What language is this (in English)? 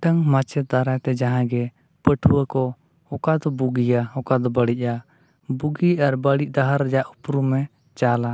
Santali